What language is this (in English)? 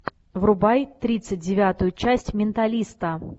Russian